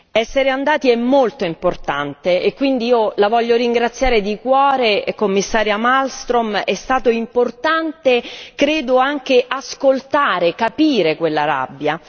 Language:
Italian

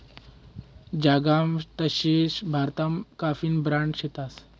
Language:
Marathi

